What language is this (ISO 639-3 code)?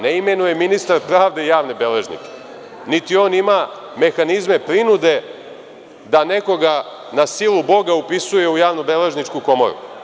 srp